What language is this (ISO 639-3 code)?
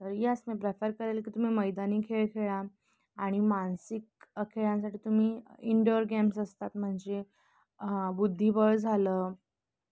mar